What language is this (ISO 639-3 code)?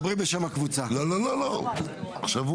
heb